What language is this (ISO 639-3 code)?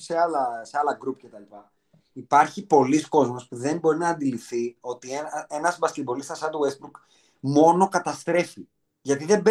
ell